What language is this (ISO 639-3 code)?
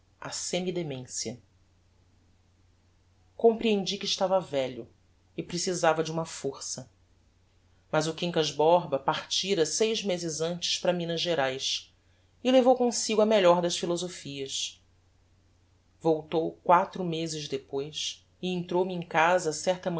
por